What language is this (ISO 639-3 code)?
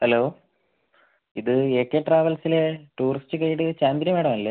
mal